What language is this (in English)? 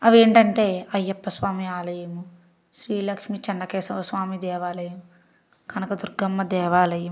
Telugu